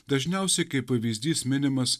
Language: Lithuanian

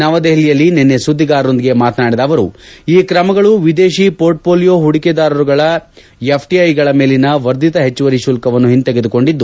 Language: Kannada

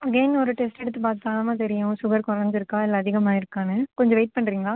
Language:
Tamil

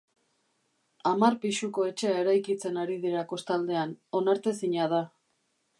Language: Basque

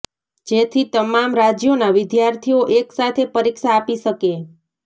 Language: Gujarati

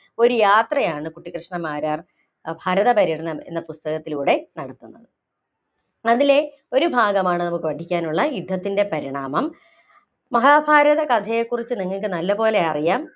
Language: Malayalam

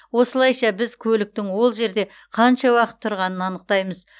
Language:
Kazakh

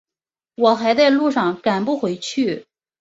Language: Chinese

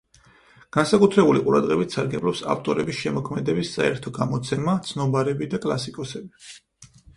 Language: Georgian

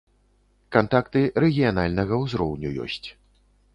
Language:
Belarusian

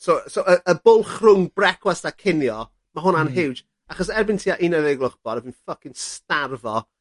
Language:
Welsh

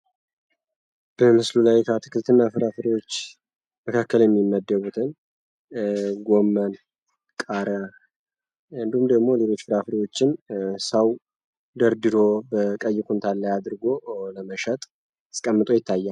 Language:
Amharic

